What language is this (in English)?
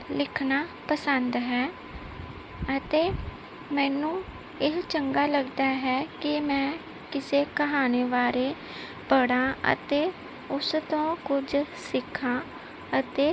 Punjabi